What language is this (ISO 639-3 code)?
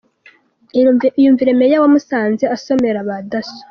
kin